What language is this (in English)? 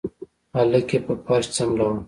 Pashto